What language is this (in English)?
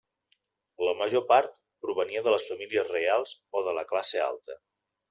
Catalan